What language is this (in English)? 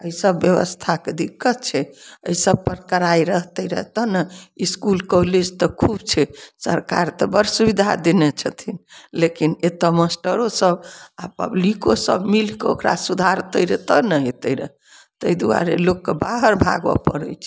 Maithili